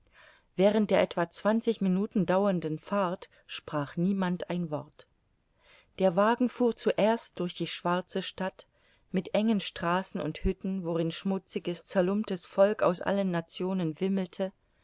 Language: German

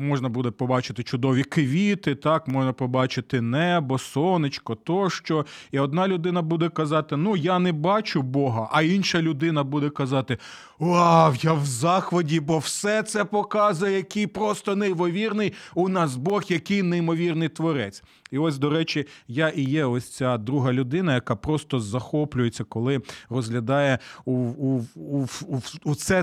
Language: Ukrainian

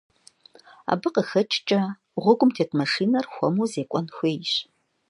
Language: Kabardian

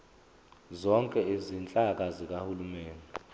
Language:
Zulu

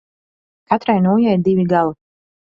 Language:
Latvian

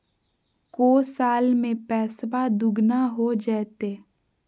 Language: Magahi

